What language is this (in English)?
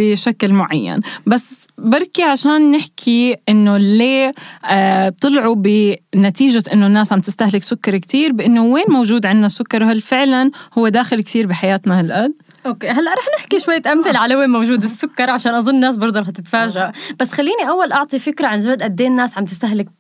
Arabic